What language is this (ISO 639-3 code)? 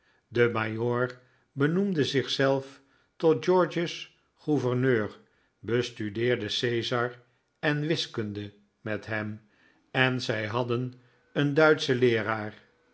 nld